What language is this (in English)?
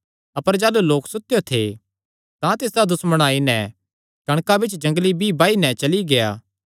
Kangri